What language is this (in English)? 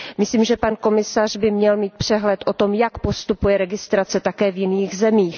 Czech